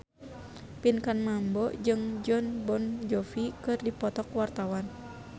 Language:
Sundanese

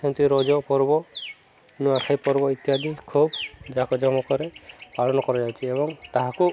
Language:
Odia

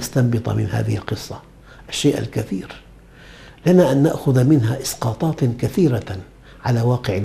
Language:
Arabic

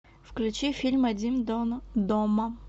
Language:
Russian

